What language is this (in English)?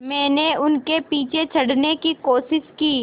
Hindi